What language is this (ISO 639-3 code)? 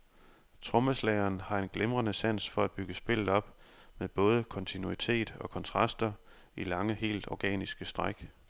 dan